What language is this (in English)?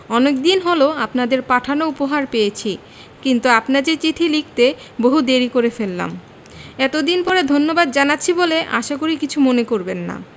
Bangla